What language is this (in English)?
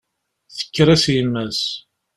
Kabyle